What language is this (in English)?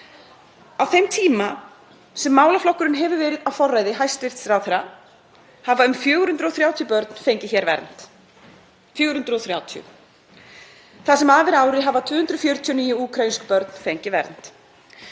Icelandic